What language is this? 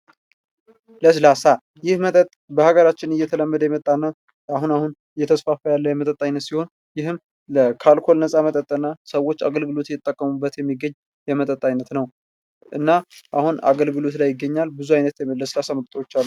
Amharic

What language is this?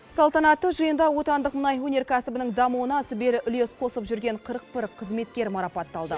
Kazakh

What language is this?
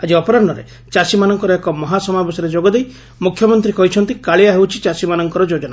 Odia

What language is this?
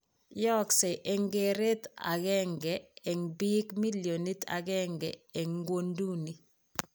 Kalenjin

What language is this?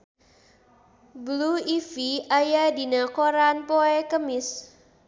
Sundanese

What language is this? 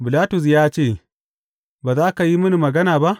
Hausa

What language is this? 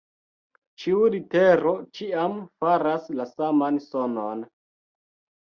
Esperanto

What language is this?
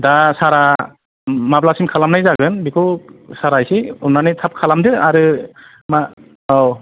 Bodo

